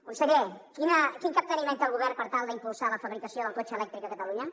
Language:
Catalan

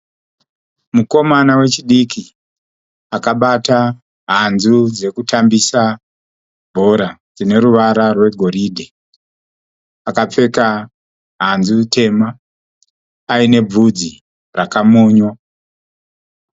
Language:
Shona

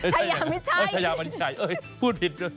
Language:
Thai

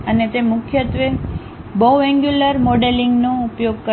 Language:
Gujarati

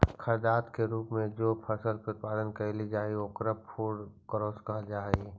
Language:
Magahi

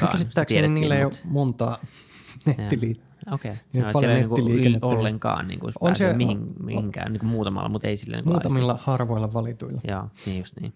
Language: Finnish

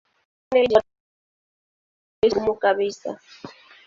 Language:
Swahili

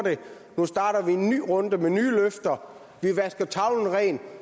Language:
Danish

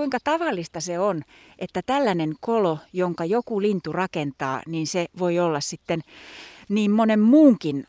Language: Finnish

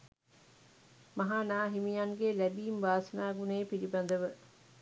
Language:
Sinhala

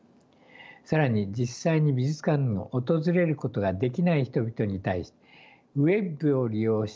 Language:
Japanese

